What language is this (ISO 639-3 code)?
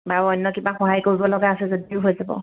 asm